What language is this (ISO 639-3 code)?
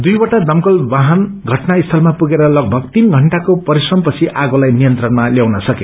nep